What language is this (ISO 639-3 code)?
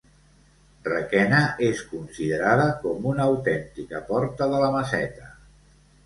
cat